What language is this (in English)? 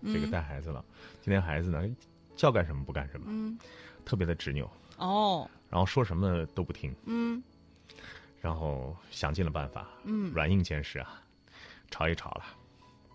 Chinese